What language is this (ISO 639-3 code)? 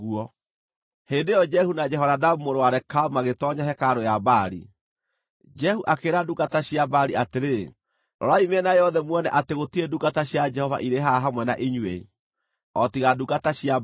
kik